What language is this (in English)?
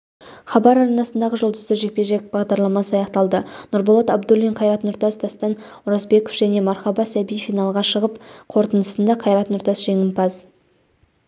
Kazakh